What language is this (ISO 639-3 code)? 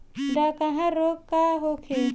bho